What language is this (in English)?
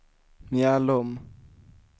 Swedish